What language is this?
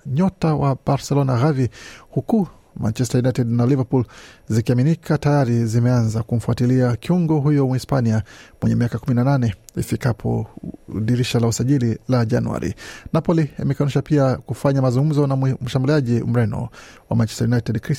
Swahili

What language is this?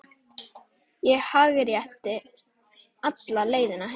Icelandic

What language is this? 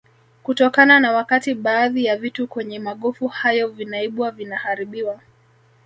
Swahili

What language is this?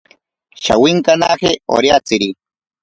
Ashéninka Perené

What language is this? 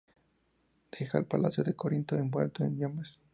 Spanish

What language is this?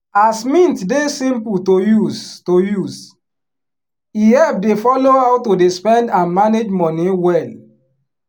Nigerian Pidgin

